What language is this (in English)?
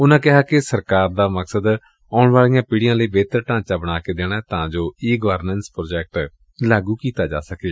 Punjabi